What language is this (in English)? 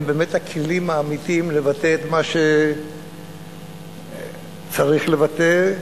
Hebrew